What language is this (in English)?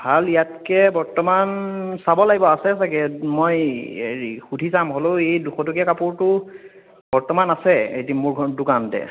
Assamese